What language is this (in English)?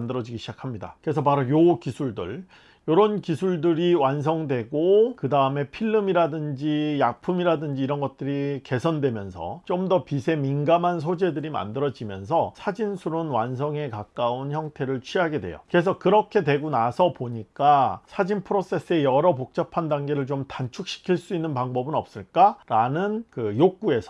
Korean